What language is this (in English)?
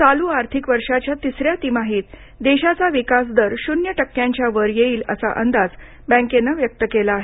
Marathi